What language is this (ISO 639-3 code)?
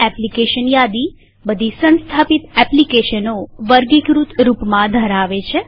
guj